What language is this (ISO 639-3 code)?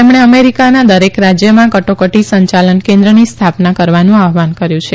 guj